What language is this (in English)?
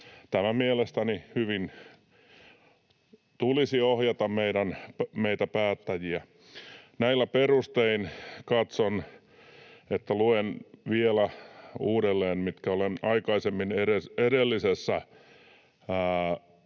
Finnish